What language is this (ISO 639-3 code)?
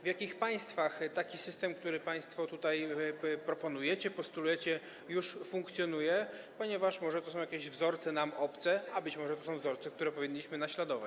pol